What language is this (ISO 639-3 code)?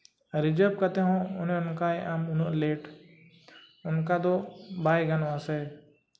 sat